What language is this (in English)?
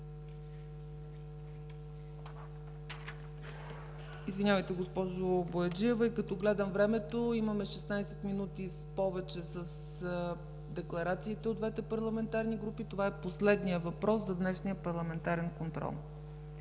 Bulgarian